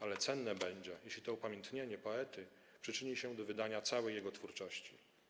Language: Polish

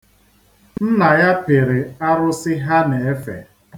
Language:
Igbo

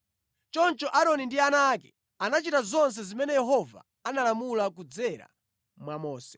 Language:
Nyanja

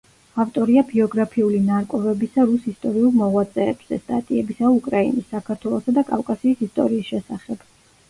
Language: Georgian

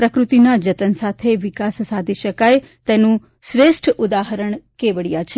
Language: Gujarati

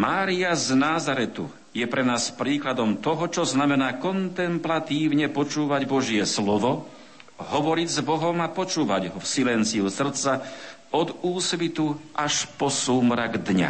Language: Slovak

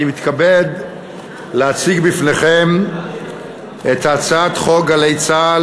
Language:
Hebrew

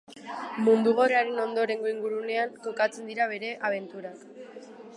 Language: Basque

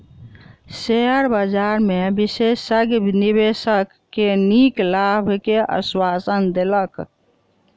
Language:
Maithili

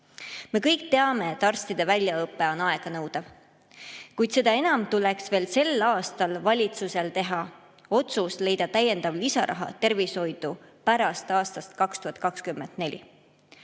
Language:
Estonian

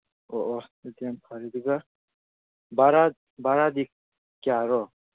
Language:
Manipuri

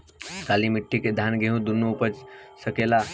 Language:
Bhojpuri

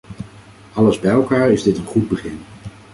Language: Dutch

